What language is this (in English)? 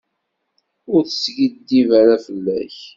Kabyle